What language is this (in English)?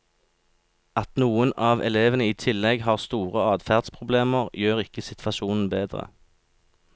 Norwegian